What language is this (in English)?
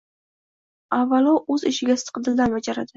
Uzbek